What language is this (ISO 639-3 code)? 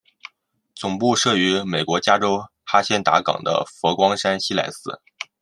zho